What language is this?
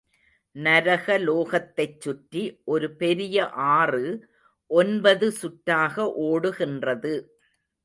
Tamil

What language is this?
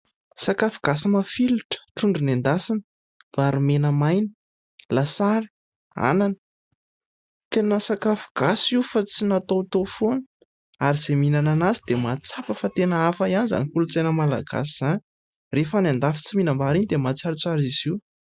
Malagasy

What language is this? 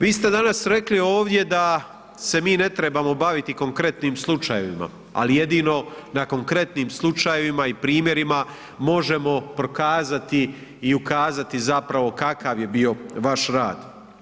Croatian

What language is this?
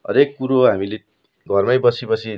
Nepali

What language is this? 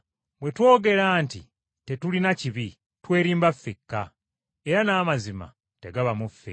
Ganda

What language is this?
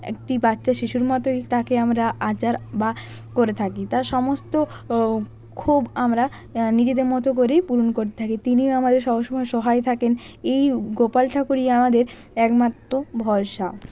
Bangla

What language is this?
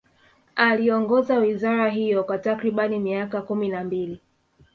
Swahili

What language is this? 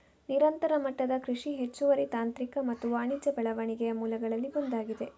Kannada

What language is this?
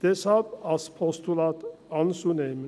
Swiss German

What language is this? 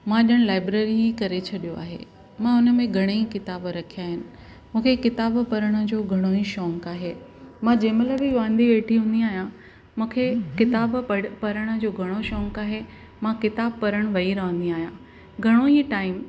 Sindhi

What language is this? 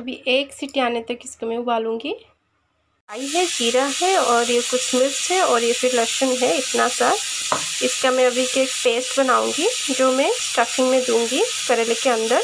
Hindi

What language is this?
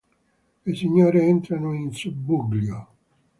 Italian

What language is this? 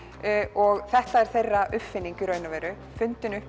Icelandic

